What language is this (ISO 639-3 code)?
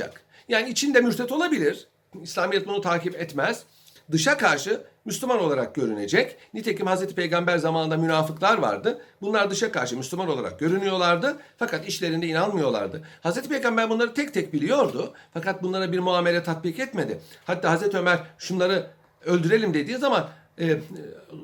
tur